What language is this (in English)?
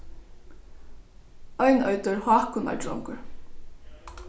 Faroese